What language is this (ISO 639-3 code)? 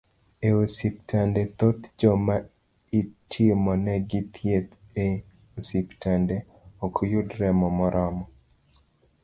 luo